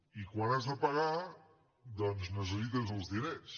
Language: Catalan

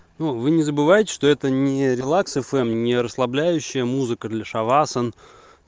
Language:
Russian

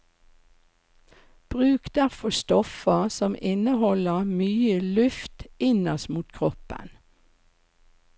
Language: Norwegian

